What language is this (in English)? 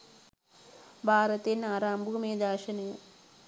Sinhala